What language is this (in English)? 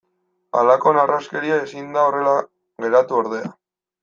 Basque